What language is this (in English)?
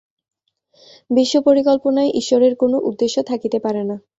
Bangla